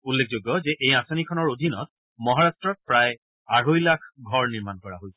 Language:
Assamese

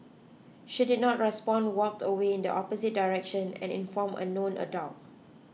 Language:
English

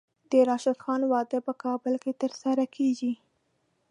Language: Pashto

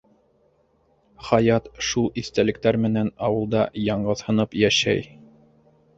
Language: Bashkir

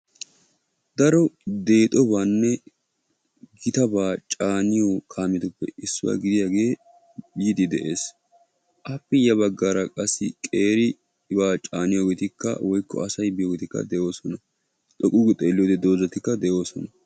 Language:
Wolaytta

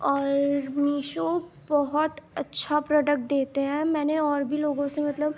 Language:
Urdu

